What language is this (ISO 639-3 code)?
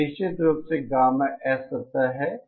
hin